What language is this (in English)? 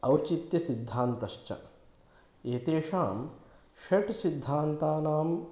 Sanskrit